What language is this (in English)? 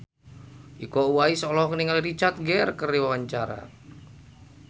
Sundanese